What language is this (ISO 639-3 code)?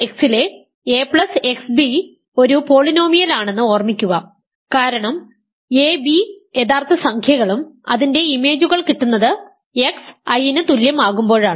mal